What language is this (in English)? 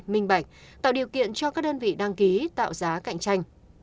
Vietnamese